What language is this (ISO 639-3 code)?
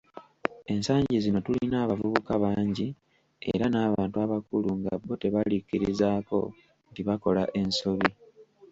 lug